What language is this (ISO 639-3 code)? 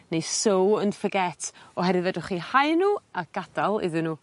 cym